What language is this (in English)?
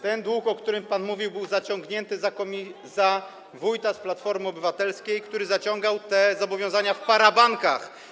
Polish